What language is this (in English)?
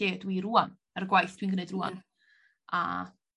Welsh